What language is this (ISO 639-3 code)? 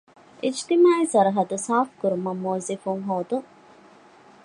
div